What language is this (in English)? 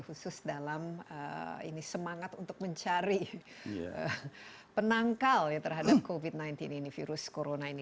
Indonesian